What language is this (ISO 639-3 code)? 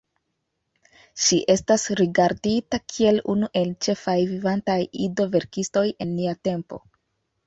epo